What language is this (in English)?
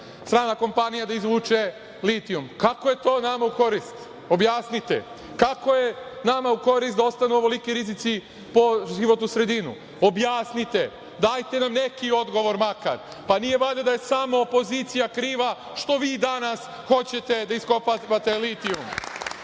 Serbian